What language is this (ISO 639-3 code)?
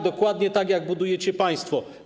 pol